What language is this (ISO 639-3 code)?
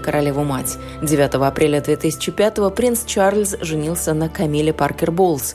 rus